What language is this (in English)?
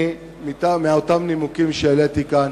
Hebrew